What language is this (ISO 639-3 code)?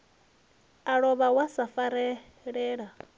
ven